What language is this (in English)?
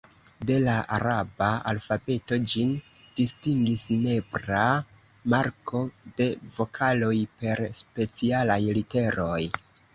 Esperanto